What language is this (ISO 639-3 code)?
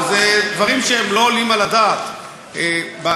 heb